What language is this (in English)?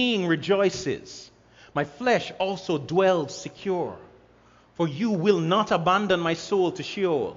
English